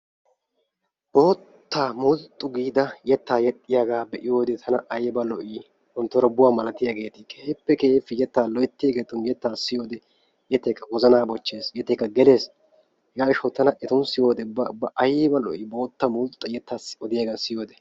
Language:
Wolaytta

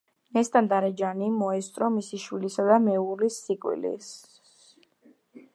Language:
Georgian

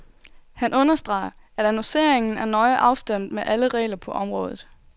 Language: Danish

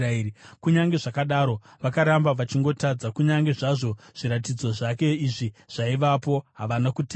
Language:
Shona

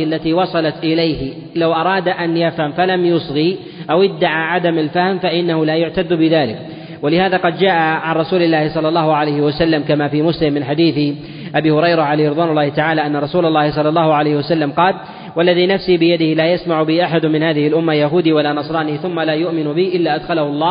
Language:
Arabic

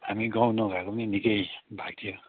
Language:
Nepali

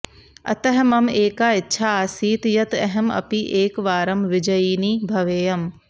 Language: Sanskrit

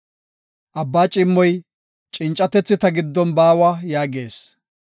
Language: Gofa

